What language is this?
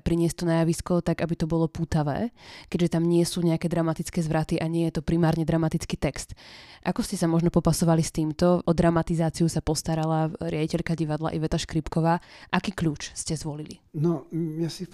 Slovak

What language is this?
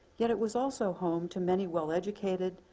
English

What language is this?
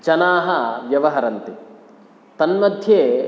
Sanskrit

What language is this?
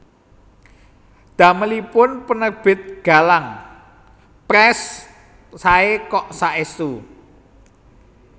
Javanese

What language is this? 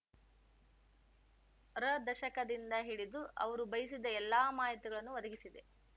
Kannada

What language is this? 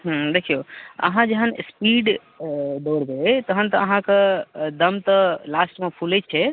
Maithili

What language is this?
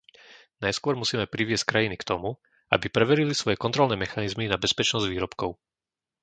Slovak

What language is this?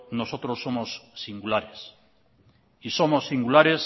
Spanish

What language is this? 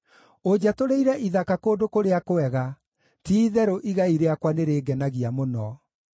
Kikuyu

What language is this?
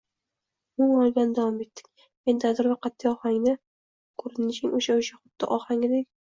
Uzbek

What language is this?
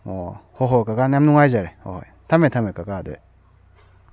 Manipuri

